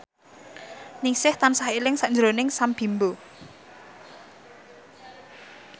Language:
Javanese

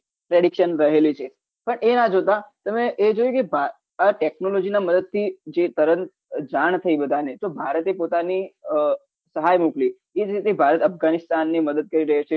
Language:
Gujarati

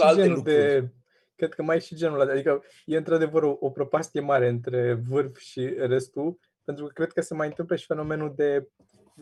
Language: Romanian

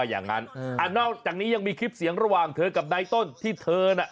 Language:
Thai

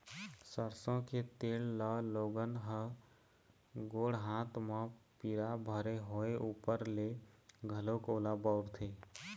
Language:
Chhattisgarhi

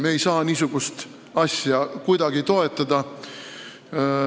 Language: Estonian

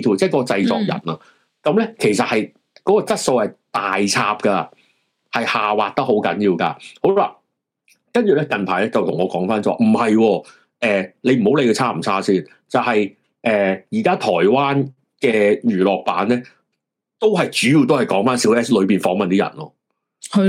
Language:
Chinese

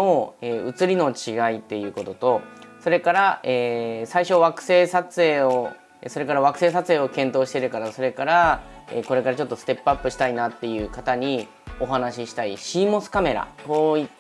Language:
Japanese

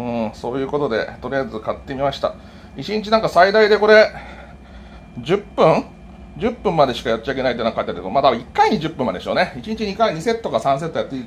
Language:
Japanese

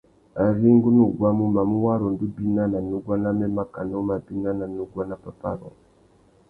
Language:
Tuki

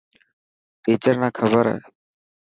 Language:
Dhatki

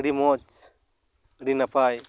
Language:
Santali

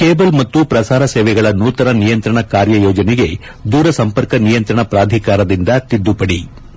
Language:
Kannada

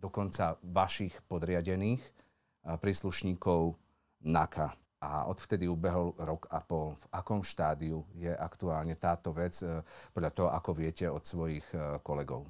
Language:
Slovak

